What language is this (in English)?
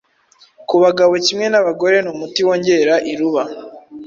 Kinyarwanda